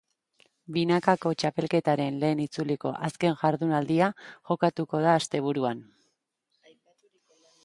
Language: Basque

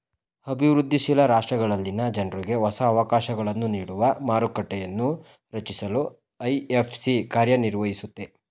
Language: Kannada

